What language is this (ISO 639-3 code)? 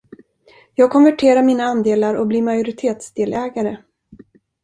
swe